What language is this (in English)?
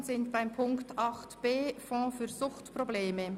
Swiss German